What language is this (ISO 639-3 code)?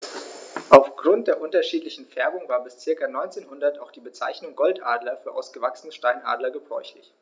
deu